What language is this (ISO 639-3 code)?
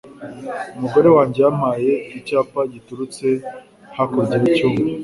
kin